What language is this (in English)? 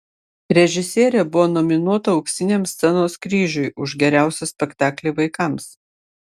Lithuanian